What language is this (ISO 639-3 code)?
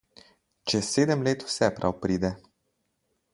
slv